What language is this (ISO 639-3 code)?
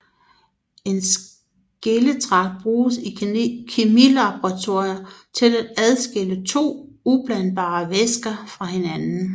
dan